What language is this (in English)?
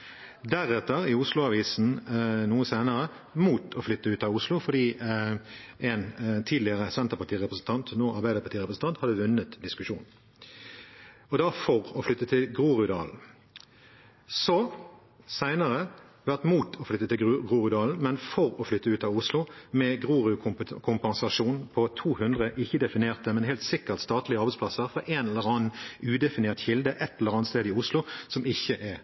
Norwegian Bokmål